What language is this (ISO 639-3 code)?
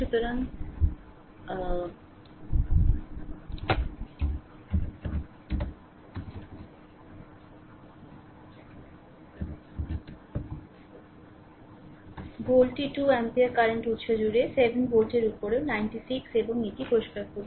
ben